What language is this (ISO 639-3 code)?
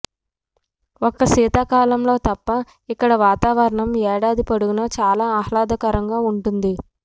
tel